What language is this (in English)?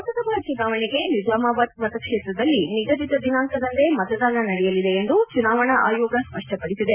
Kannada